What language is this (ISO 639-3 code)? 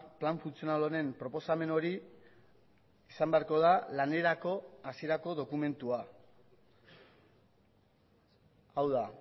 eus